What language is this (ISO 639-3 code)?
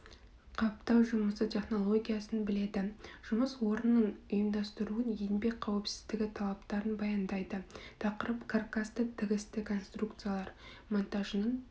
kaz